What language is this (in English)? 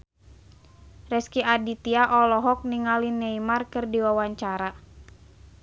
Sundanese